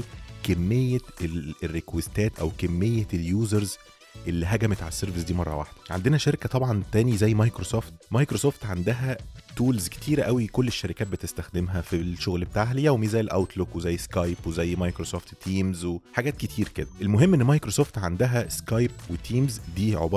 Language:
Arabic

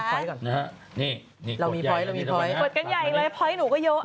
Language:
Thai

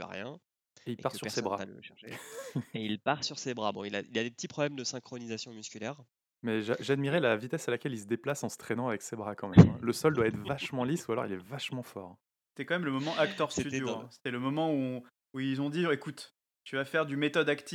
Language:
French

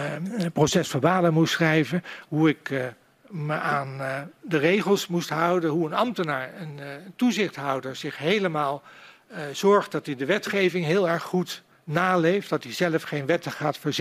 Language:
Dutch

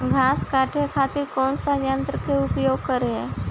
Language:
Bhojpuri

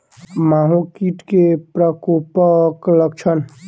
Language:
Maithili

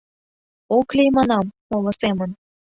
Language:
Mari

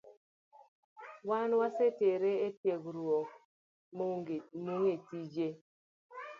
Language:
Luo (Kenya and Tanzania)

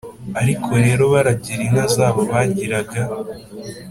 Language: Kinyarwanda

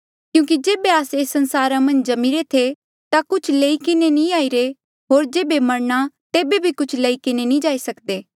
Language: Mandeali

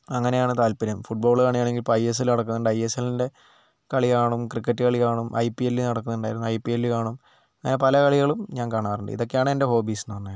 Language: Malayalam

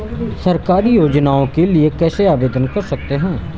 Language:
Hindi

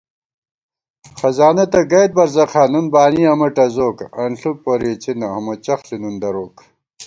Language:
Gawar-Bati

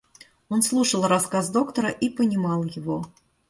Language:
Russian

